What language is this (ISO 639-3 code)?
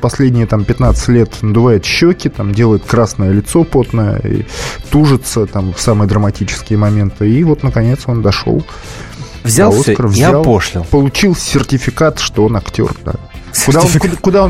rus